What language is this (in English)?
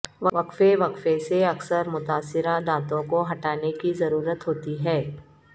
Urdu